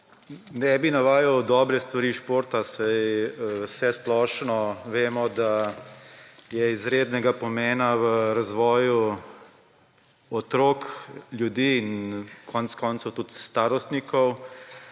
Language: Slovenian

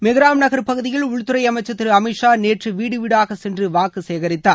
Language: Tamil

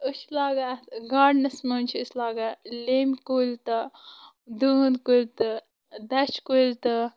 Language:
Kashmiri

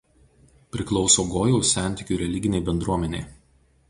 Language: Lithuanian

